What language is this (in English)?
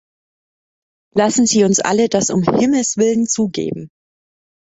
German